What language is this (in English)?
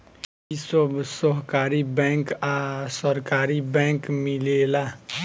Bhojpuri